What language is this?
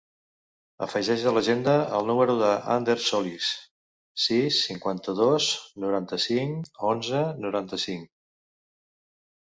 Catalan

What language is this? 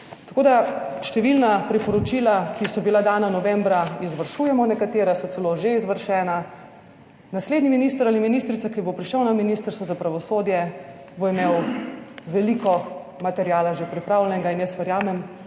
Slovenian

